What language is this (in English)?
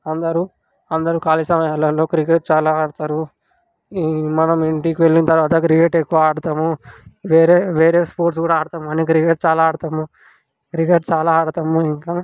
Telugu